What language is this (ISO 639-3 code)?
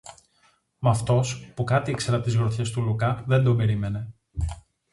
ell